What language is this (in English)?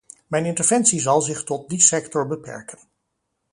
Dutch